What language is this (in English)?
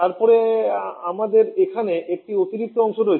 Bangla